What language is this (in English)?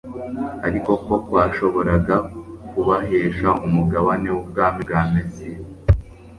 Kinyarwanda